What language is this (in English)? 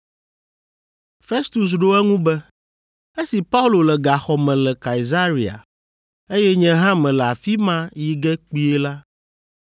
Ewe